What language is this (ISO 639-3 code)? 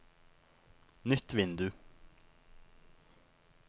nor